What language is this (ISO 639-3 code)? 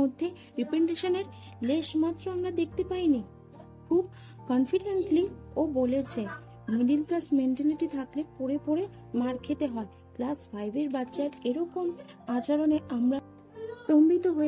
ben